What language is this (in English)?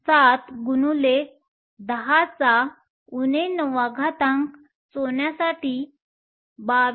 Marathi